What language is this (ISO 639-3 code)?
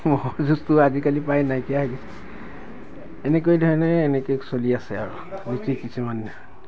asm